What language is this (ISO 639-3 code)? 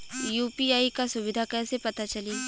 bho